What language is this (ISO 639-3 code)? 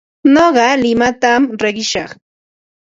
qva